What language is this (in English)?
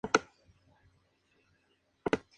Spanish